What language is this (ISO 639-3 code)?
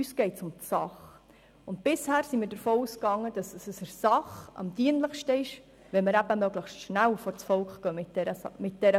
gsw